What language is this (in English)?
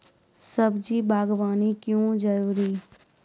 Maithili